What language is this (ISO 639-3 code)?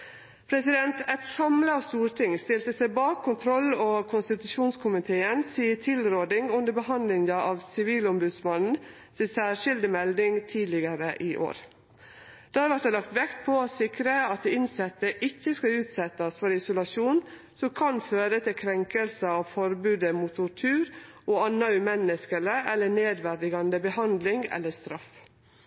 nno